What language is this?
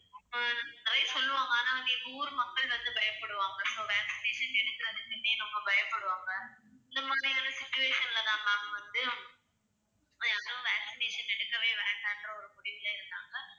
Tamil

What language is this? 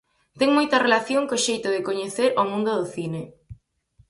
Galician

